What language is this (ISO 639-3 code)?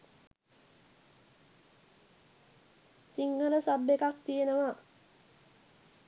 sin